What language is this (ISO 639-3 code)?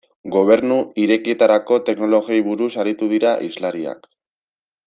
eus